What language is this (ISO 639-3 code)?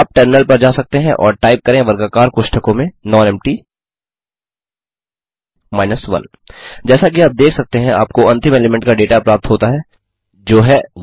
hin